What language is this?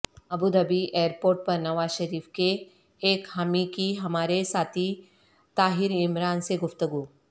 Urdu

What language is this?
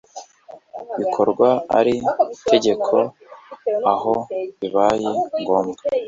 Kinyarwanda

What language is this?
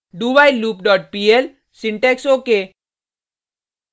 Hindi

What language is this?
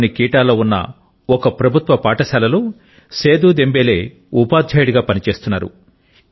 Telugu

